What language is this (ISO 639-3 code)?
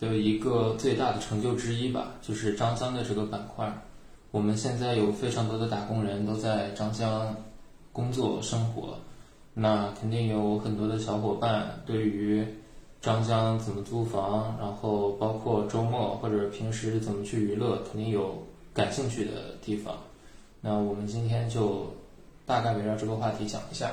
zho